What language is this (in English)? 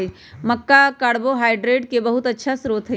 Magahi